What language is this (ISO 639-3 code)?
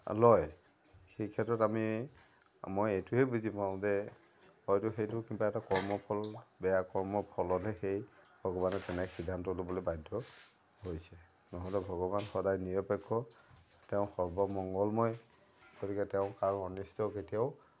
asm